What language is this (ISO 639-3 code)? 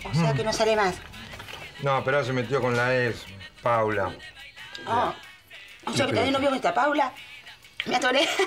spa